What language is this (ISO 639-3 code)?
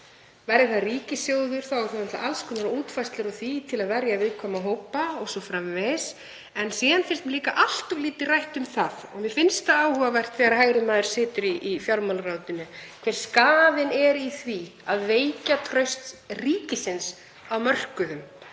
isl